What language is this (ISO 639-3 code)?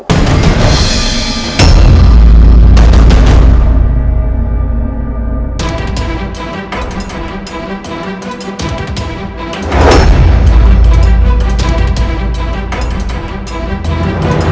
ind